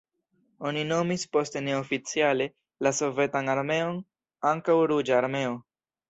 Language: Esperanto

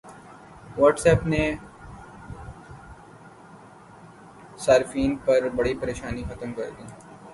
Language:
Urdu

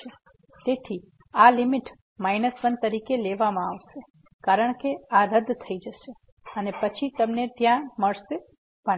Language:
Gujarati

